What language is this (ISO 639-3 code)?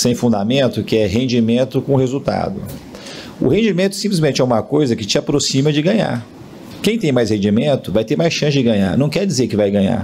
por